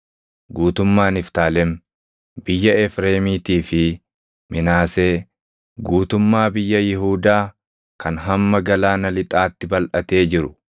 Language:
Oromo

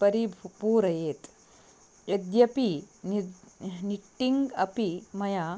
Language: Sanskrit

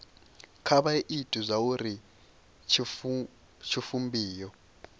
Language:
Venda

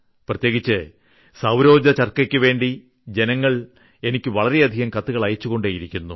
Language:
Malayalam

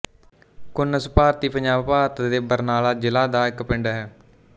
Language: Punjabi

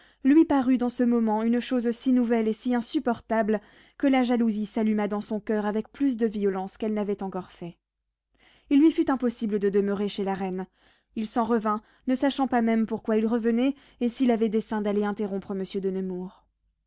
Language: French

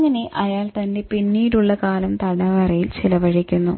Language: Malayalam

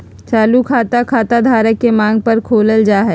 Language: Magahi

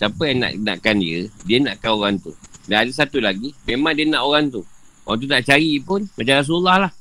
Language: Malay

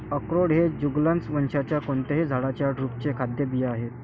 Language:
Marathi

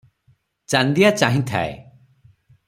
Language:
Odia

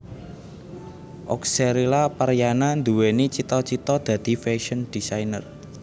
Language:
Javanese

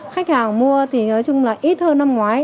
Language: Vietnamese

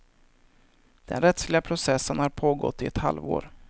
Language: Swedish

